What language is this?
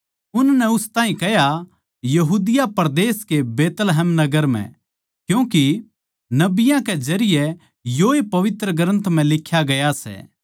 Haryanvi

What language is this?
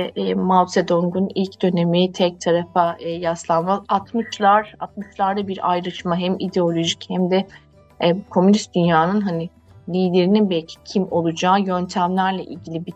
Turkish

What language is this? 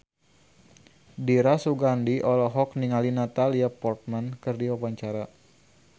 Sundanese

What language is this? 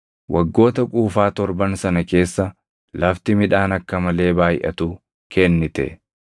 Oromo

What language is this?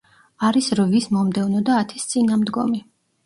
Georgian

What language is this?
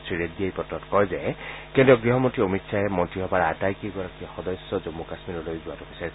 Assamese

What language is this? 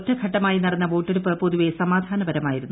Malayalam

